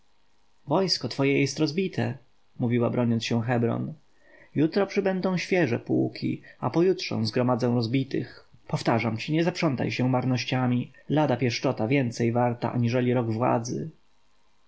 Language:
Polish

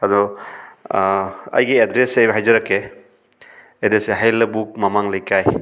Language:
Manipuri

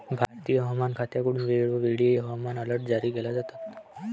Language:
Marathi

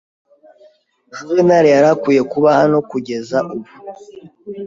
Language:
Kinyarwanda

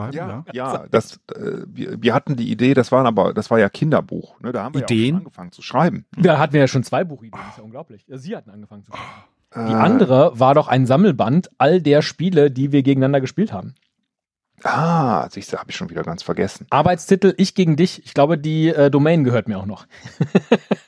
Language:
German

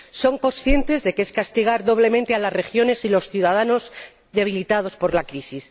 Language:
Spanish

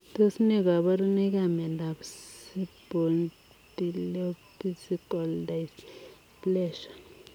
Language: Kalenjin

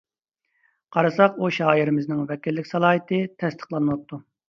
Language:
Uyghur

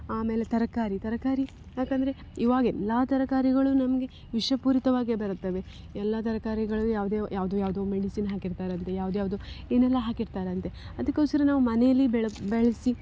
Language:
Kannada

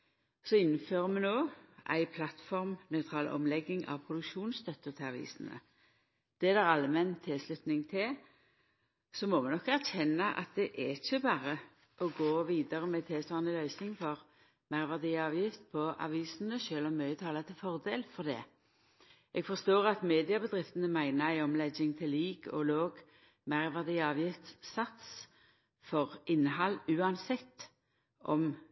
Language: Norwegian Nynorsk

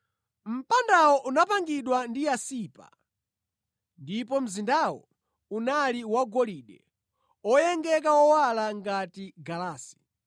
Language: Nyanja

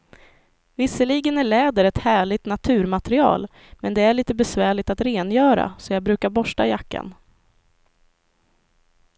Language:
Swedish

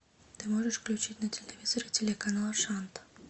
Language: Russian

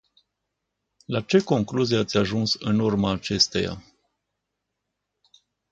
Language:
Romanian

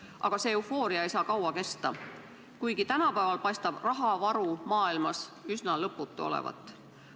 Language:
Estonian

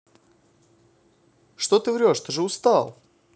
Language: Russian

